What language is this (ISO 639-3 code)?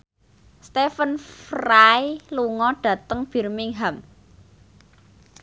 jav